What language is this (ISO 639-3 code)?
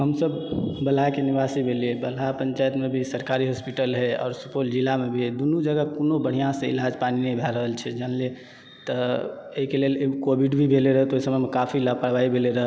mai